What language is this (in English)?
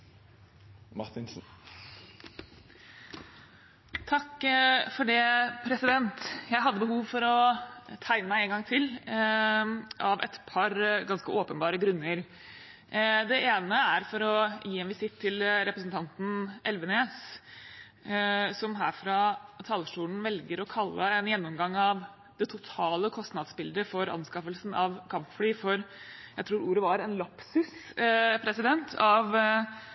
Norwegian